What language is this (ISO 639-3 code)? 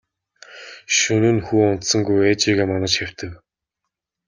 mon